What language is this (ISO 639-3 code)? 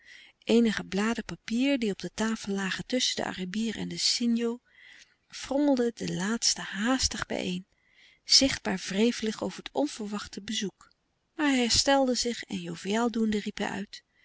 nld